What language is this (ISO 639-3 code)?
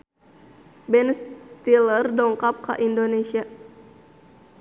sun